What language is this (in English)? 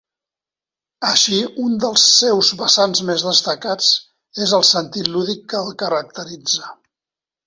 Catalan